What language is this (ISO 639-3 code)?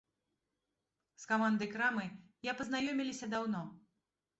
bel